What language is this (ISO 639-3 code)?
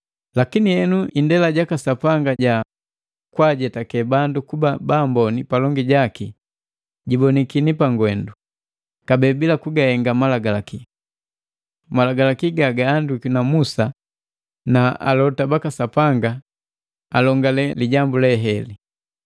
mgv